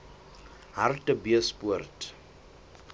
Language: Southern Sotho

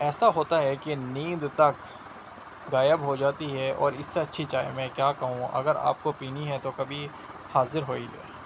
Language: Urdu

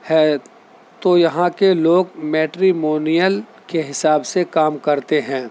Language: Urdu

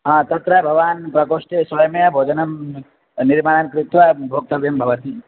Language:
Sanskrit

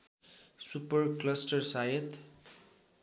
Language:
Nepali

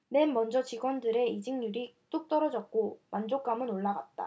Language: Korean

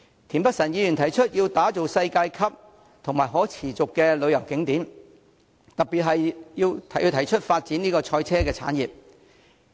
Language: Cantonese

